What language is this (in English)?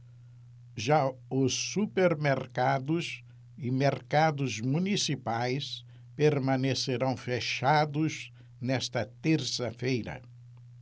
Portuguese